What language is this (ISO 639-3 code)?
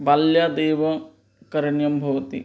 san